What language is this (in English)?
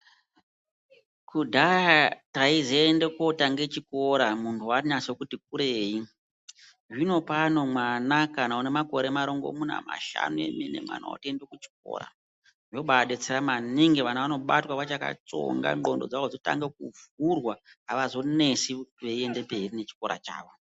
Ndau